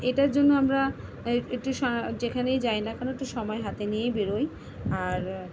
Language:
Bangla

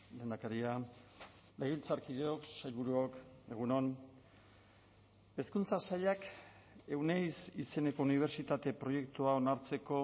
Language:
Basque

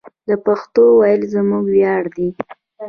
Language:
Pashto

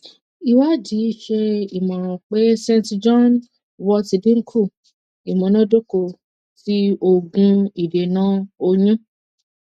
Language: Yoruba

